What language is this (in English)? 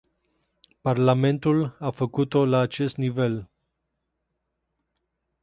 Romanian